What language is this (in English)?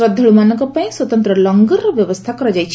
Odia